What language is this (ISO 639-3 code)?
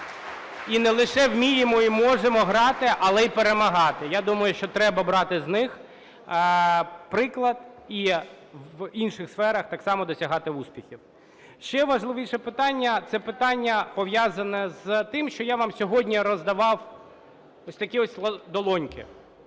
ukr